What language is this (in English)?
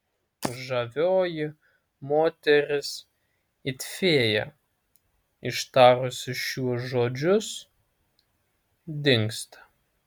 Lithuanian